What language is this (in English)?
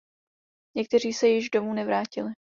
Czech